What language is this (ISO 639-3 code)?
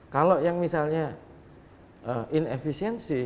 ind